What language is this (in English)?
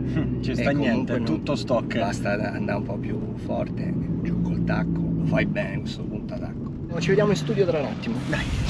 Italian